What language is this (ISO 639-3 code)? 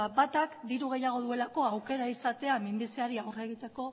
eus